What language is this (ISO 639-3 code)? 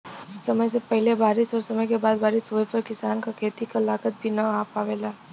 bho